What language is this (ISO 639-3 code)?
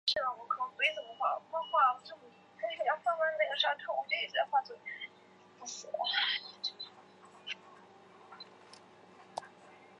zho